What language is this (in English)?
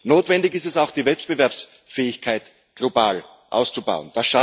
German